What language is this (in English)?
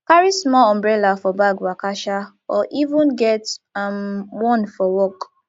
Nigerian Pidgin